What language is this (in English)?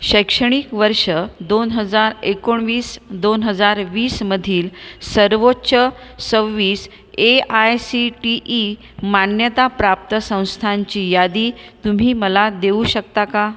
Marathi